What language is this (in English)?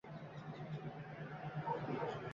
Uzbek